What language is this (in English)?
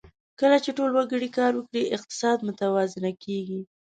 Pashto